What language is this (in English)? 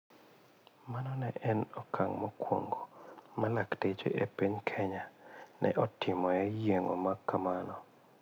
Luo (Kenya and Tanzania)